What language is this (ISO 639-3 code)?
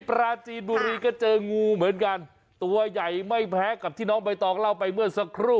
tha